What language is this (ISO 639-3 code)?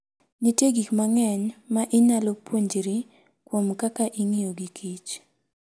luo